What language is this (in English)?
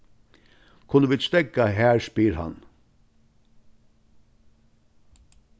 Faroese